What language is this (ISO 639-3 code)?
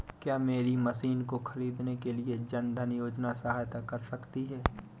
hin